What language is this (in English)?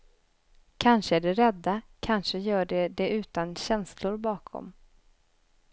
Swedish